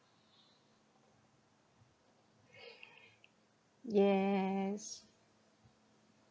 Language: English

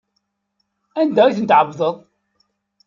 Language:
Kabyle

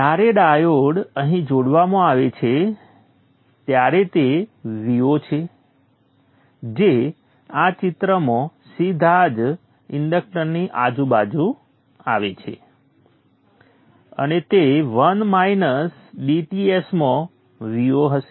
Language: Gujarati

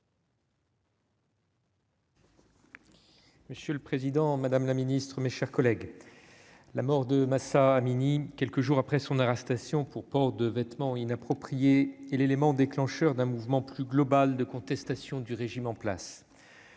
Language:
French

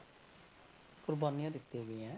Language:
Punjabi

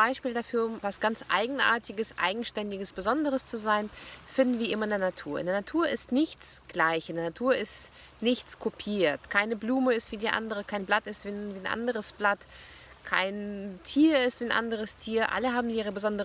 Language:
German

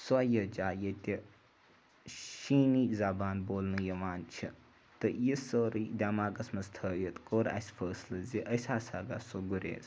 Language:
Kashmiri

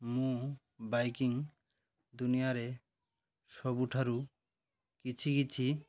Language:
Odia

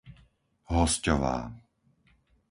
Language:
Slovak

